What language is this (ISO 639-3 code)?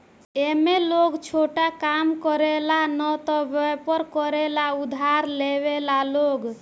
bho